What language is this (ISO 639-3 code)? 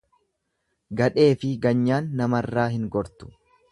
orm